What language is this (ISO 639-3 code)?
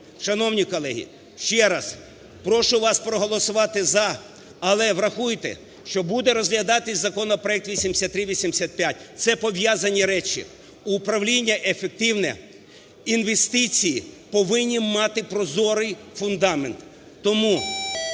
ukr